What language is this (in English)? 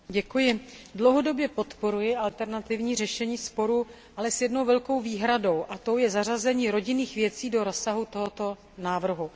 Czech